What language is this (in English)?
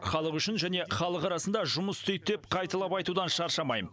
Kazakh